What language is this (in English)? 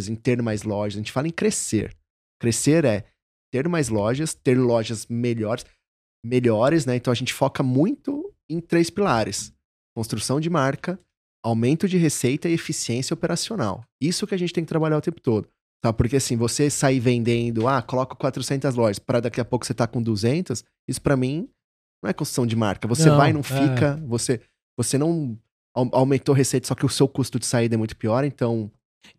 Portuguese